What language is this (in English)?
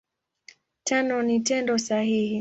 Swahili